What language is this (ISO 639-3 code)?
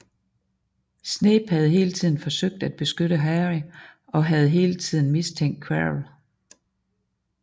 dan